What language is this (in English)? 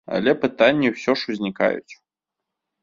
Belarusian